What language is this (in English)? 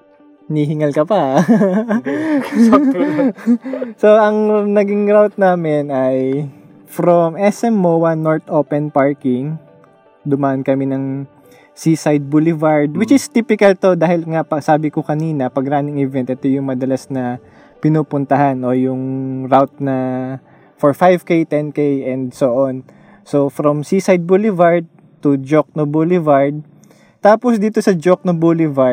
Filipino